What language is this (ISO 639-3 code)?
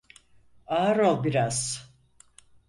tur